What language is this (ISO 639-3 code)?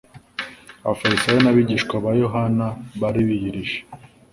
kin